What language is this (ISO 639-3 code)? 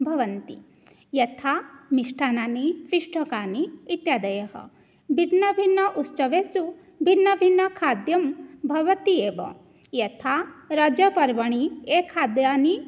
san